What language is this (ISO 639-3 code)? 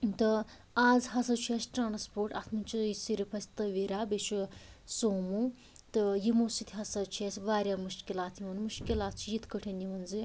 kas